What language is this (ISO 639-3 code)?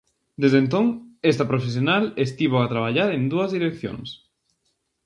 glg